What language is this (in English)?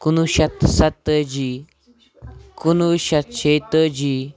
Kashmiri